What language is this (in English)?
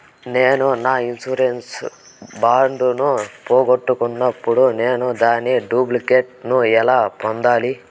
Telugu